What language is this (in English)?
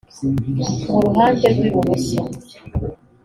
Kinyarwanda